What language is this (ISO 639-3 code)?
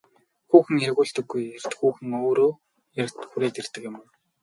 mon